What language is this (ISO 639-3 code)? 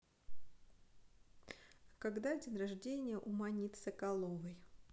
rus